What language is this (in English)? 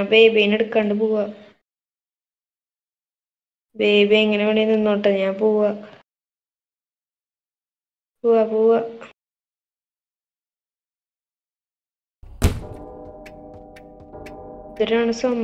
Arabic